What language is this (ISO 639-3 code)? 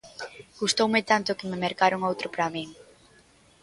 glg